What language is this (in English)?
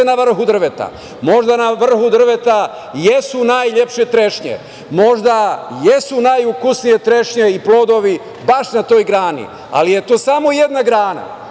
Serbian